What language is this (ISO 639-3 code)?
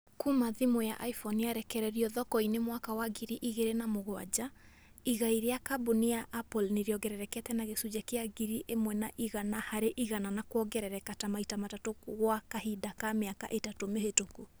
kik